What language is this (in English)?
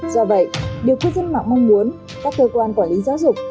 Vietnamese